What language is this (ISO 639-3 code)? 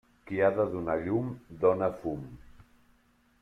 cat